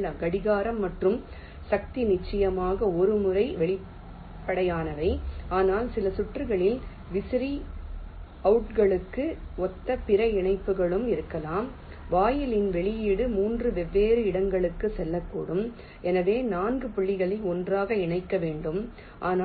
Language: Tamil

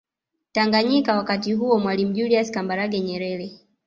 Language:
Swahili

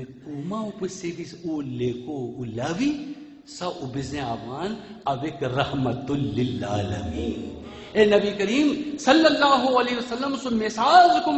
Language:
Arabic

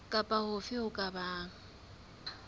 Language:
Southern Sotho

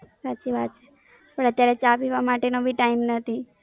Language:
Gujarati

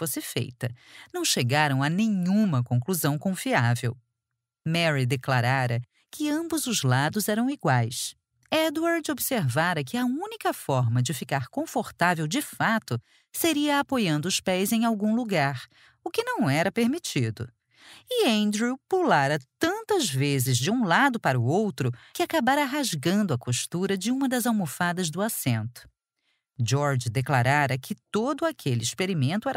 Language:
Portuguese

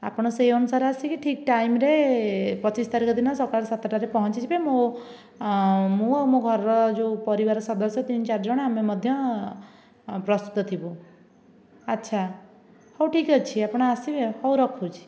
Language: Odia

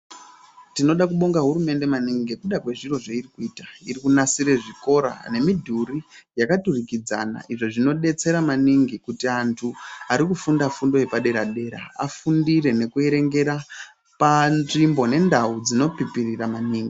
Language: Ndau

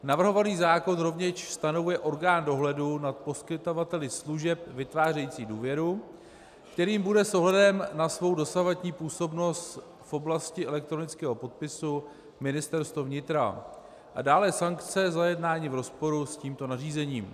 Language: Czech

